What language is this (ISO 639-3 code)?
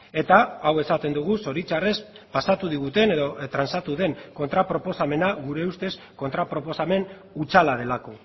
eus